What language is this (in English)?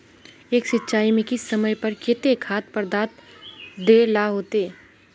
Magahi